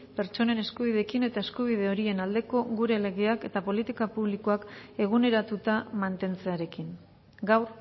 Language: Basque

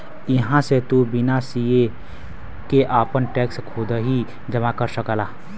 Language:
Bhojpuri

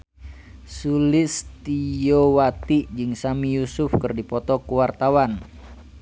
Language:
Sundanese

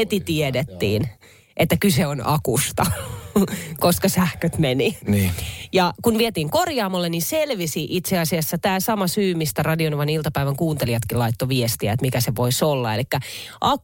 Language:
Finnish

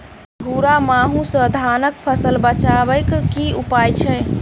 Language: Maithili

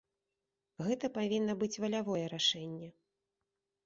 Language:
Belarusian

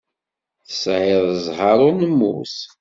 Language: Kabyle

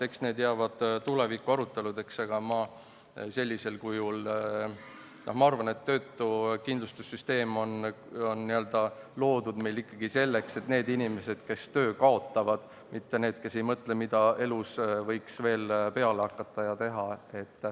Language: Estonian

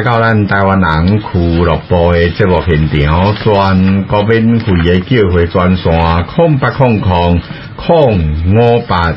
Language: Chinese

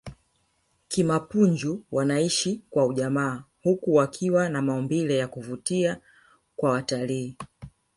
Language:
Swahili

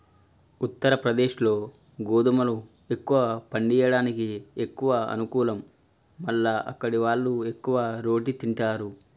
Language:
Telugu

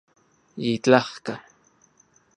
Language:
Central Puebla Nahuatl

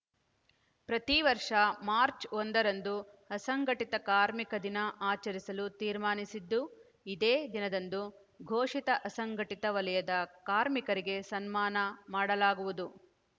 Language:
Kannada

